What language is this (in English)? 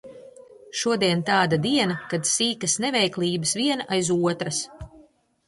Latvian